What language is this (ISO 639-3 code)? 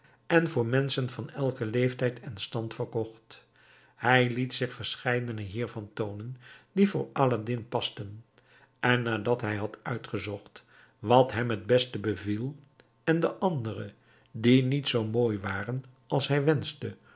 nld